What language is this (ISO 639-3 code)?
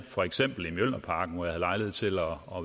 dan